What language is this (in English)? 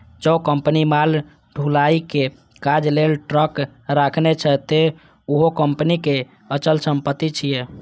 Maithili